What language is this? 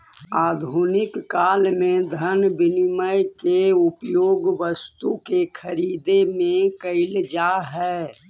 Magahi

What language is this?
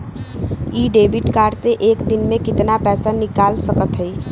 Bhojpuri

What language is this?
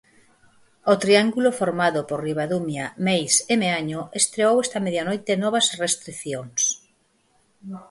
Galician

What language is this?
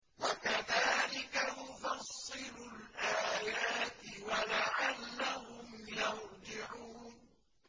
Arabic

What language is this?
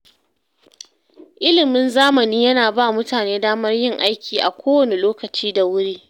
Hausa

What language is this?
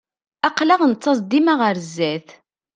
Kabyle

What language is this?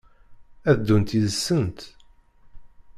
Kabyle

